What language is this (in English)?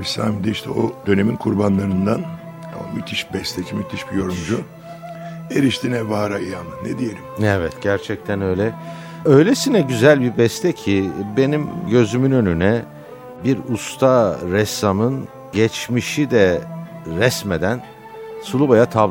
Turkish